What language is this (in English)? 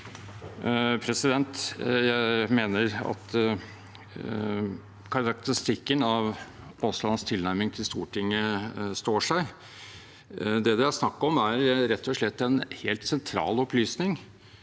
Norwegian